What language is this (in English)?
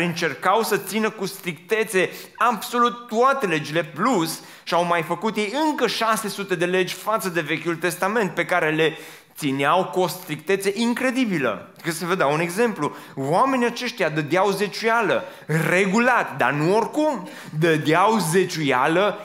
Romanian